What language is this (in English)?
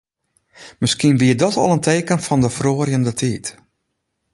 Western Frisian